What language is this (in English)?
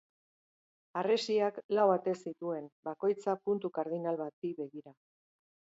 Basque